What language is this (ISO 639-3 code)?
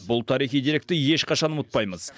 kaz